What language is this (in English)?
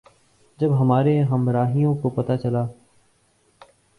Urdu